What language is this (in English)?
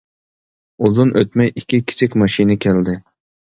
Uyghur